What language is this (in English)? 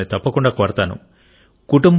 Telugu